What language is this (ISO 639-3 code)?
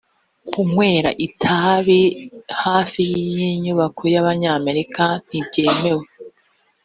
kin